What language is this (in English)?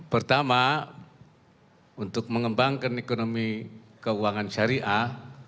Indonesian